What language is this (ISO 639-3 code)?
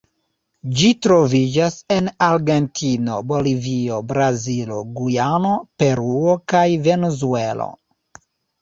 epo